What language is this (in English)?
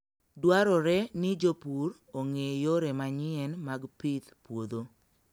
Luo (Kenya and Tanzania)